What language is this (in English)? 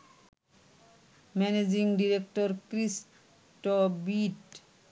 Bangla